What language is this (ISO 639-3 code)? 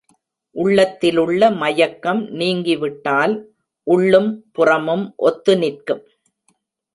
tam